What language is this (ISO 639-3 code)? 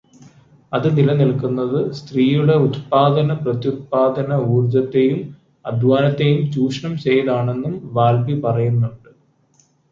mal